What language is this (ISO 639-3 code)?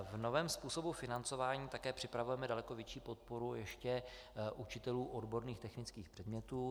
ces